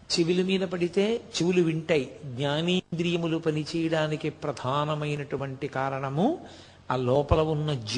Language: Telugu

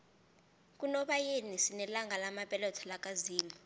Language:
South Ndebele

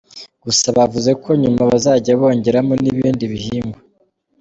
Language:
Kinyarwanda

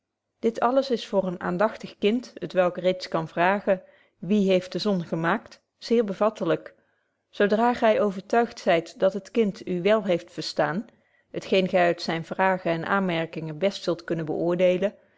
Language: Dutch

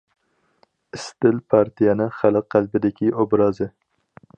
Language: Uyghur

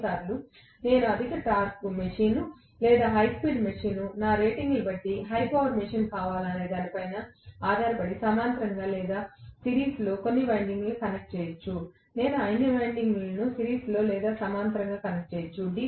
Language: Telugu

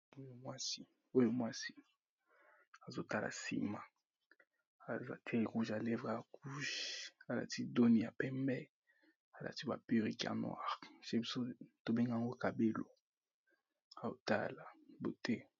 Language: Lingala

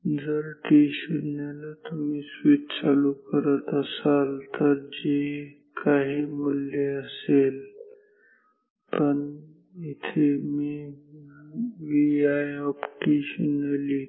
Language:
Marathi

